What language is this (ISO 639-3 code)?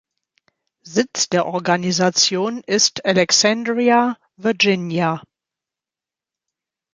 deu